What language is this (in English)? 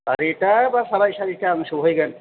Bodo